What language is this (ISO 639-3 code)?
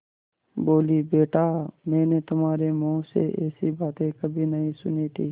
hin